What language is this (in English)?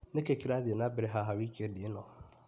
Kikuyu